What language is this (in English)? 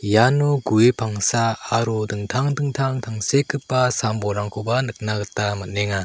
Garo